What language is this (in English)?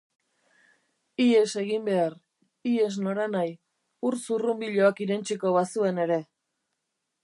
Basque